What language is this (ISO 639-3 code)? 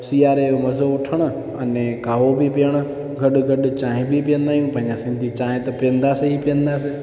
snd